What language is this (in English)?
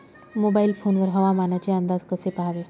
Marathi